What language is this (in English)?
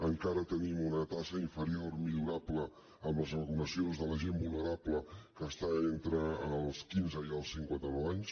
Catalan